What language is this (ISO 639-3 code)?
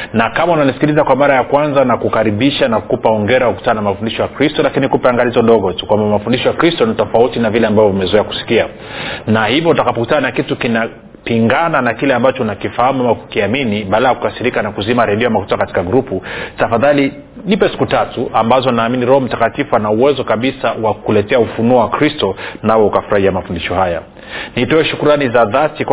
swa